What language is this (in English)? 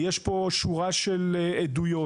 Hebrew